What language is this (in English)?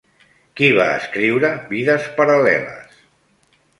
Catalan